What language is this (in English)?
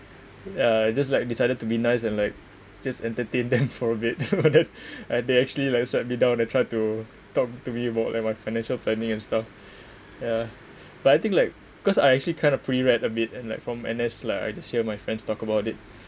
English